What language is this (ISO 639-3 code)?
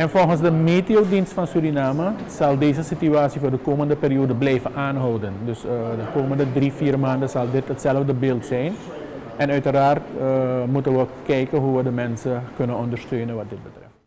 nld